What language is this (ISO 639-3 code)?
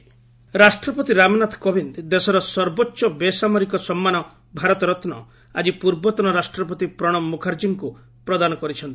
ori